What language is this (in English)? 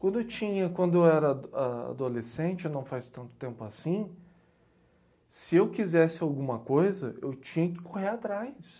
Portuguese